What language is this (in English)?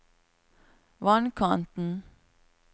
Norwegian